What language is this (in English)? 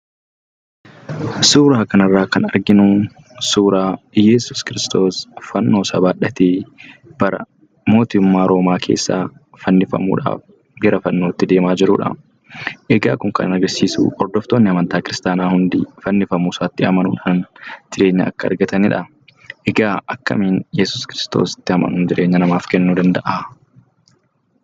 Oromo